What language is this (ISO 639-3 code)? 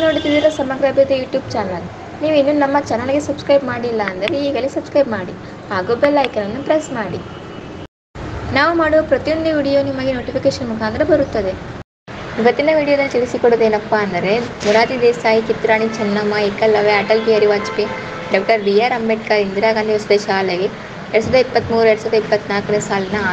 ara